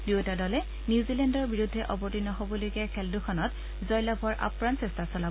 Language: Assamese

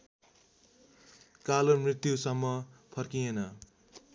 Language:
Nepali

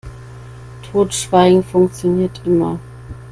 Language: German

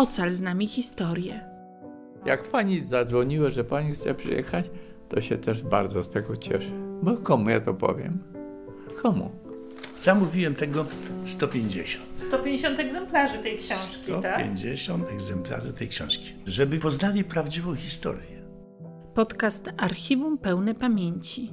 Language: Polish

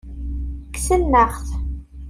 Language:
Kabyle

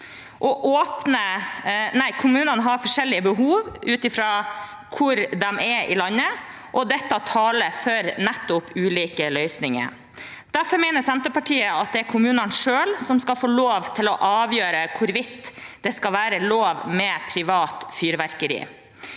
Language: Norwegian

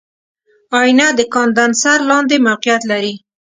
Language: Pashto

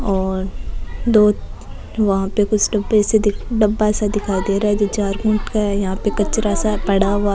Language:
Rajasthani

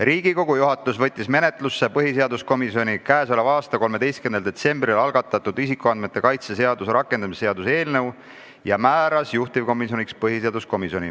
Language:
Estonian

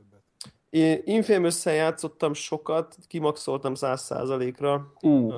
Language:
Hungarian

